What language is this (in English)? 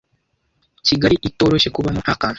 Kinyarwanda